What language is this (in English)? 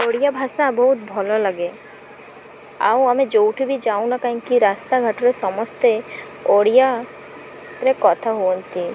Odia